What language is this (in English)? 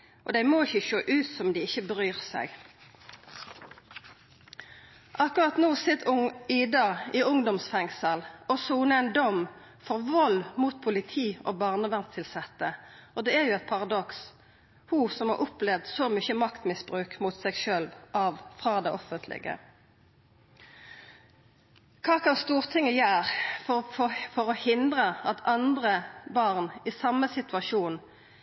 Norwegian Nynorsk